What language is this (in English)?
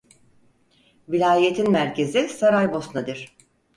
Turkish